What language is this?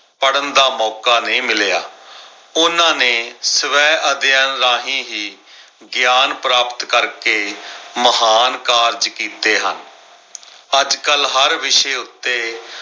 Punjabi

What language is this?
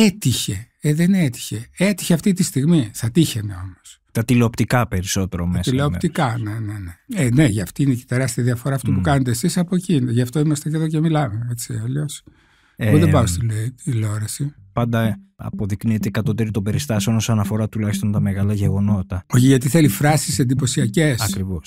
Greek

